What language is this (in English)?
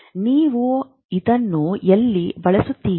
Kannada